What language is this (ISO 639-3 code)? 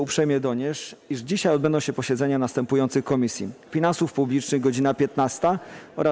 pol